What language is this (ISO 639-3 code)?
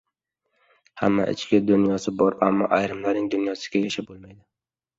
uzb